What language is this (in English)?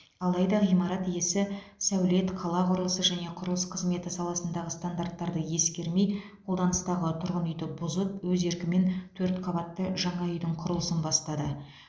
Kazakh